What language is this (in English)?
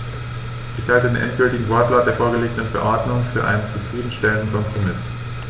German